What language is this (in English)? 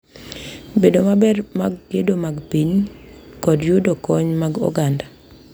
Luo (Kenya and Tanzania)